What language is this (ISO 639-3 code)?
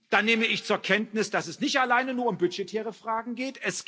deu